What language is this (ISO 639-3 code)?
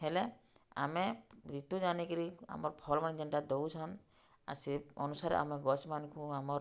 ori